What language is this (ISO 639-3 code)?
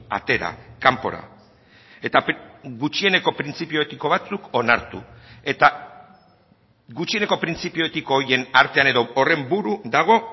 eus